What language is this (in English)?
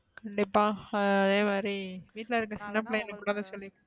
Tamil